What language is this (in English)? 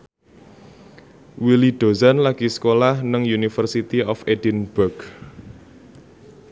Javanese